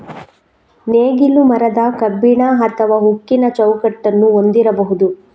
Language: Kannada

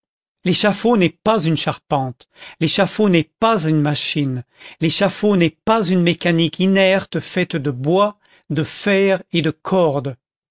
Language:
French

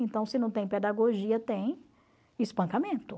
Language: Portuguese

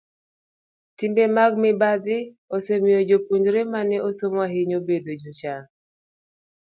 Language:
Luo (Kenya and Tanzania)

